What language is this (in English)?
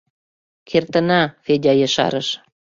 Mari